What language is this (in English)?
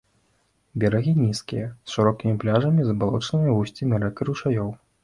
Belarusian